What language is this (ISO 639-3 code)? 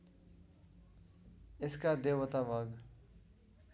nep